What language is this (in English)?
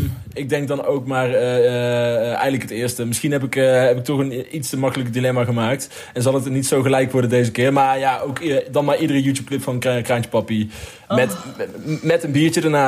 Dutch